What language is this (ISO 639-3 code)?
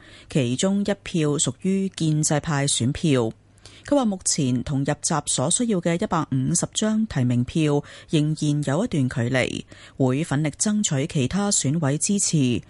zho